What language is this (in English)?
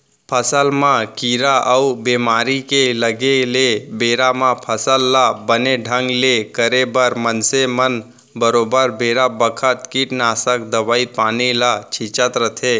Chhattisgarhi